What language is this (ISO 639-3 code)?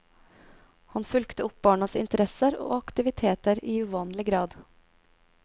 nor